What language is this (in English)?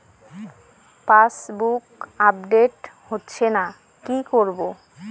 Bangla